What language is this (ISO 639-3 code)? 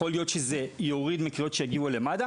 heb